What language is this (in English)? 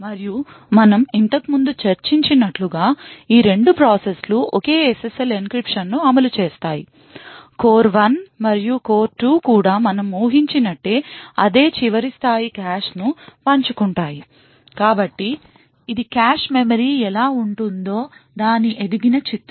Telugu